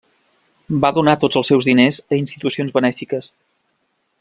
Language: Catalan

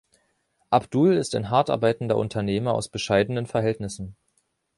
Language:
German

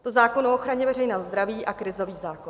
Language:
Czech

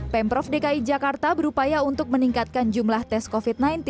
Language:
Indonesian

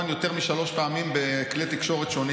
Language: Hebrew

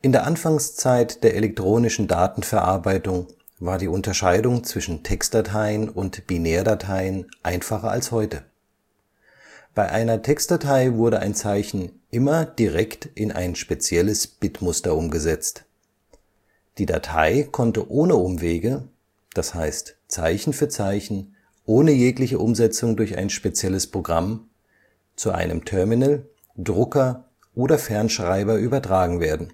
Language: German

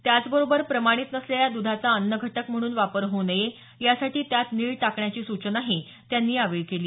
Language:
Marathi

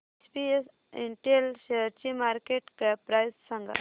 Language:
Marathi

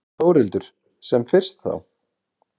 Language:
Icelandic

